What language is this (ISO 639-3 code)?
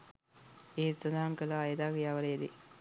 sin